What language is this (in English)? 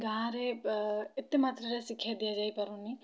Odia